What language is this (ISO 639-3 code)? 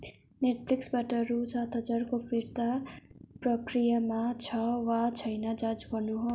nep